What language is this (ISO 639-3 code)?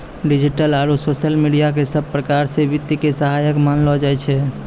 mai